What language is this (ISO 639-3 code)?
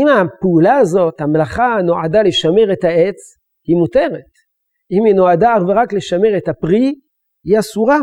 heb